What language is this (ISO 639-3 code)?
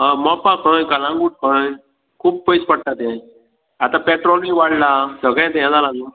kok